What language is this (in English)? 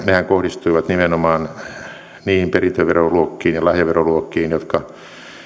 Finnish